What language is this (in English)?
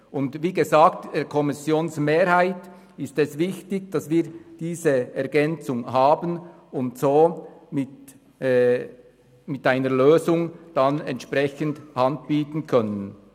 Swiss German